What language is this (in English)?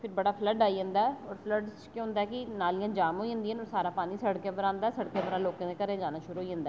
Dogri